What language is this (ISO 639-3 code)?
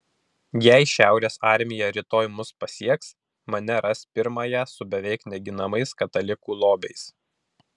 lit